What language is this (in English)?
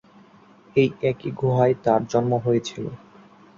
Bangla